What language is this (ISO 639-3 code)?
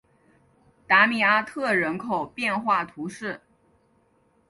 zho